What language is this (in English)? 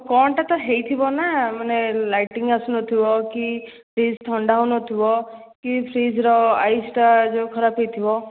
Odia